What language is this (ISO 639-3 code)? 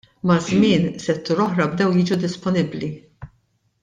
mlt